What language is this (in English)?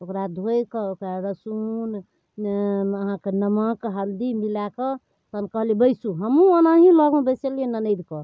Maithili